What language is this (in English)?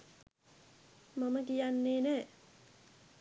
Sinhala